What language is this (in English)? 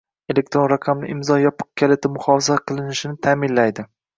Uzbek